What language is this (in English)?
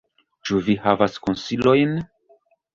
Esperanto